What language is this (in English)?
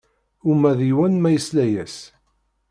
Kabyle